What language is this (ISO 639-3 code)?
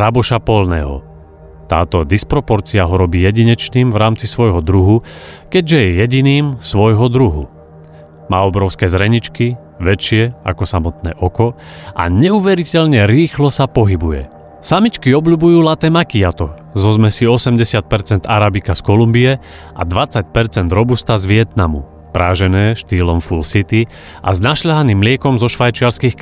slk